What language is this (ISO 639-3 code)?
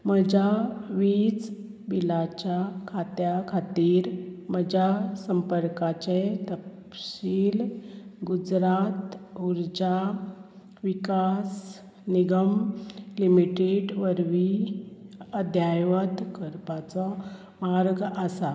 kok